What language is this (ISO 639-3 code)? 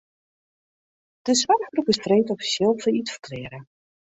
fry